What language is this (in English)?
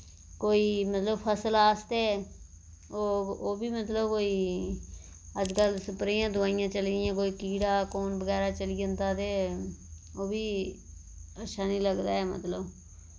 Dogri